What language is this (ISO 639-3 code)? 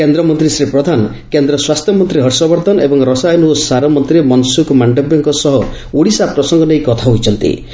ori